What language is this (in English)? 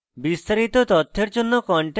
Bangla